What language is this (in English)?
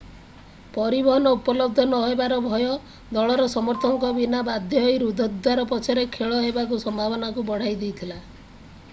Odia